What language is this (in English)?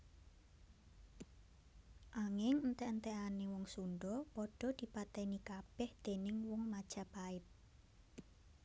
Javanese